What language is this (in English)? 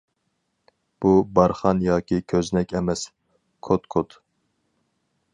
Uyghur